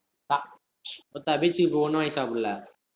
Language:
Tamil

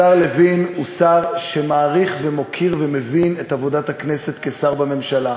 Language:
Hebrew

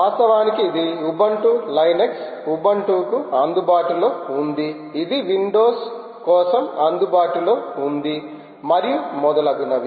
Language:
Telugu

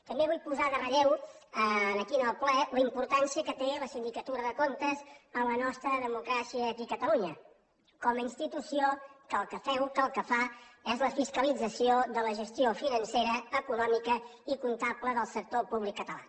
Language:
Catalan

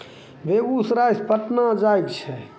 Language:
Maithili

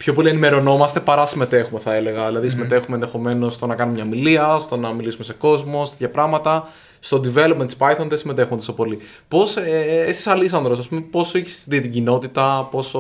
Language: Greek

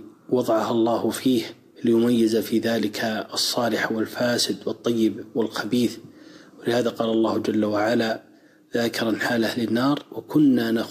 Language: Arabic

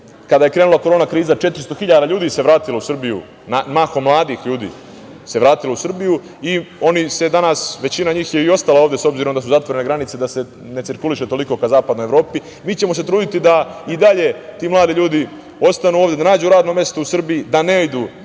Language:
Serbian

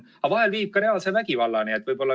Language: Estonian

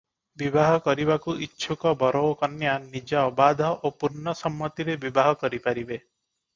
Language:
Odia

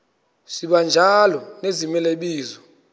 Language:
Xhosa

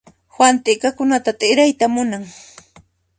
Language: Puno Quechua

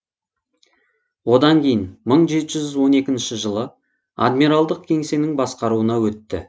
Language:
Kazakh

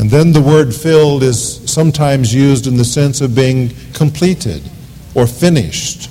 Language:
English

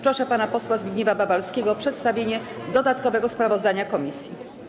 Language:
Polish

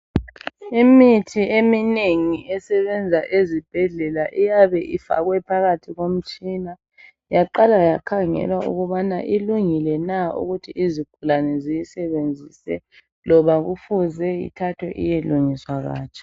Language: North Ndebele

